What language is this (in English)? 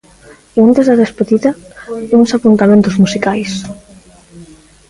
Galician